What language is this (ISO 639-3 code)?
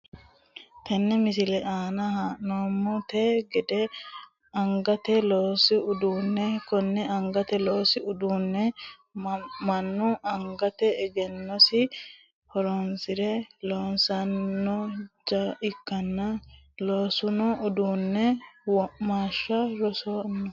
sid